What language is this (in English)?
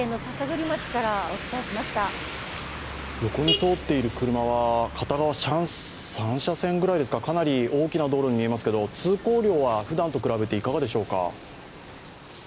Japanese